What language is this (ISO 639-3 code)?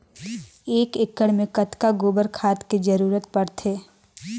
hne